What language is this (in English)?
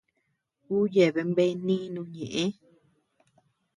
Tepeuxila Cuicatec